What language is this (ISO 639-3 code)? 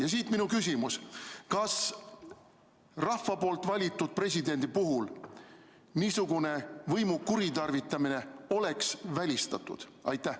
est